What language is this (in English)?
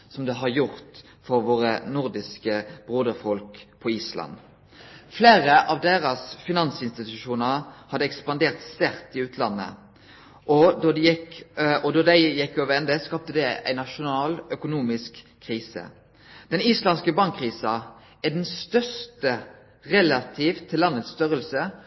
Norwegian Nynorsk